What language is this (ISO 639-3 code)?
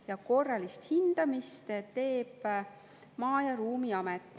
est